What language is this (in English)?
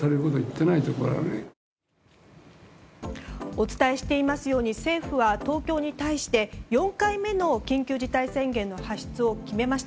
Japanese